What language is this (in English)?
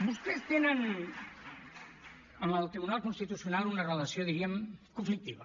Catalan